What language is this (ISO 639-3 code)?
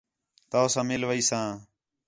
xhe